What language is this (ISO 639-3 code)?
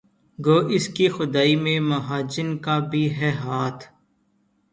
urd